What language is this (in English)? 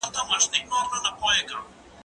Pashto